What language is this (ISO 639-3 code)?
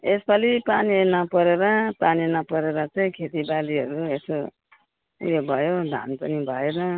nep